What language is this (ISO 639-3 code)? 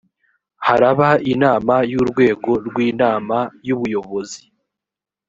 kin